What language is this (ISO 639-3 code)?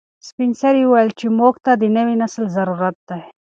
pus